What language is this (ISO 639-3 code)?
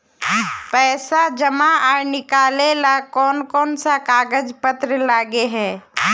mag